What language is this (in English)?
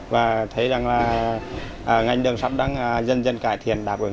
Vietnamese